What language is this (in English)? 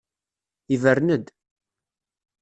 Kabyle